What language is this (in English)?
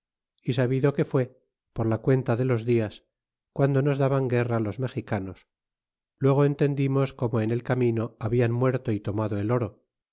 Spanish